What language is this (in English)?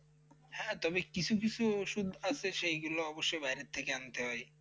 Bangla